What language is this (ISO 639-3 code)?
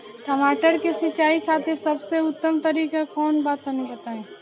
bho